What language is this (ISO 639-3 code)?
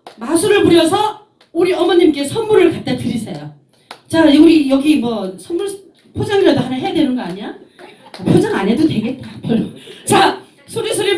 kor